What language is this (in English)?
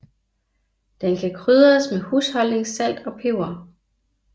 Danish